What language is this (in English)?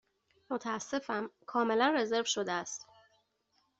Persian